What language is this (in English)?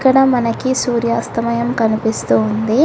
Telugu